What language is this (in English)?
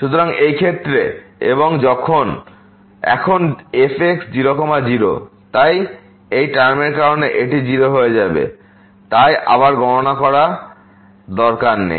Bangla